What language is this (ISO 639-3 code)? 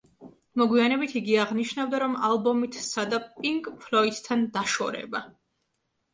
kat